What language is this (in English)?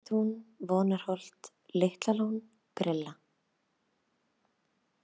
Icelandic